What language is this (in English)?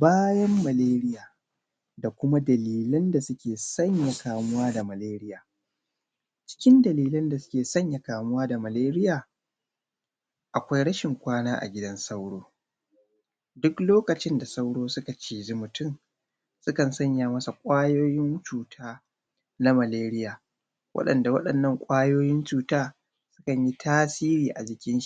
Hausa